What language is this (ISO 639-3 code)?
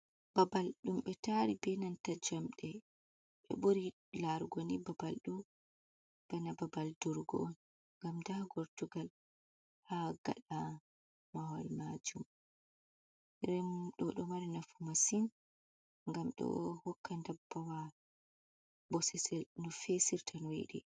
ful